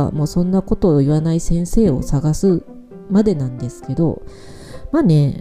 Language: Japanese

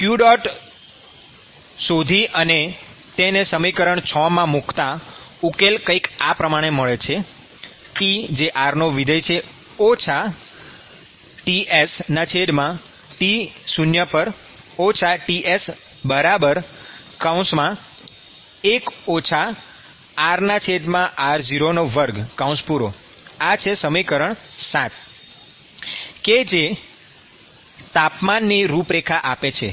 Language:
Gujarati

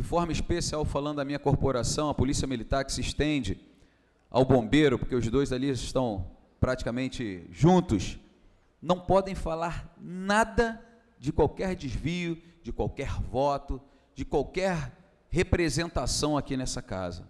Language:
Portuguese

